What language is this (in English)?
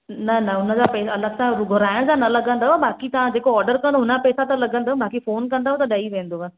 Sindhi